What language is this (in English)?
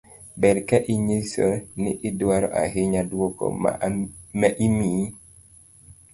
Luo (Kenya and Tanzania)